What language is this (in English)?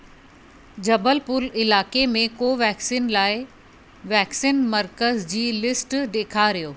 Sindhi